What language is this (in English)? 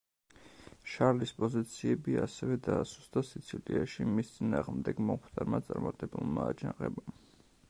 Georgian